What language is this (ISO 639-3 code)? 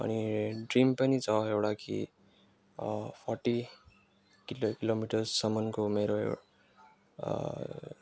nep